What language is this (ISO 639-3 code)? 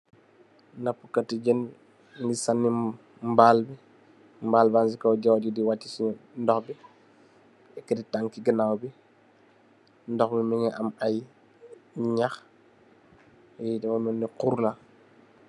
wol